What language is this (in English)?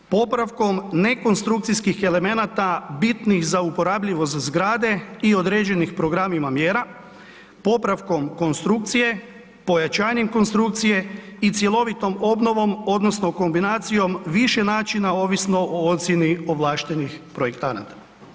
Croatian